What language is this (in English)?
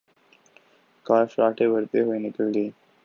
Urdu